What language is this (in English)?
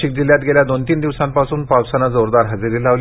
Marathi